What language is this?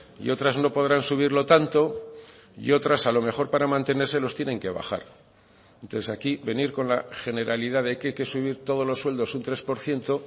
Spanish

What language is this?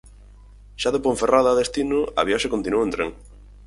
Galician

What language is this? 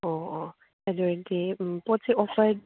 Manipuri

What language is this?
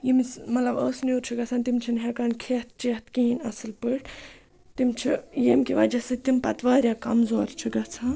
Kashmiri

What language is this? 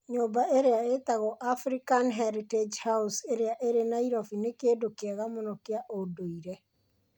Kikuyu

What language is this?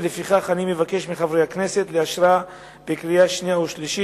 Hebrew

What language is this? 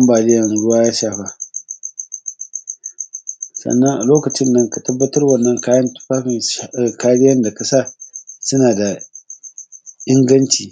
Hausa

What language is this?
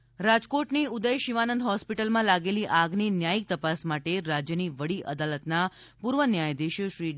Gujarati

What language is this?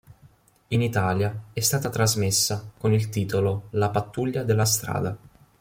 Italian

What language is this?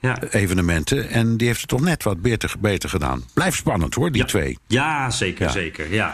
Dutch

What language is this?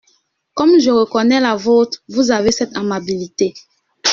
French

